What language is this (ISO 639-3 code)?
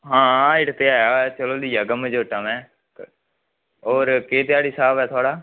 doi